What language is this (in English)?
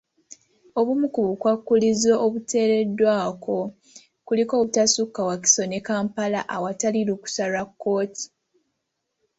Ganda